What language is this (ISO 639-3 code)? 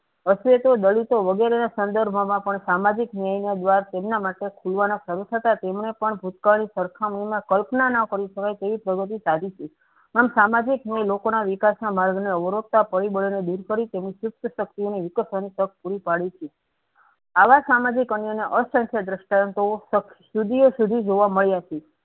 guj